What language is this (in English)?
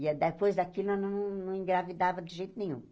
Portuguese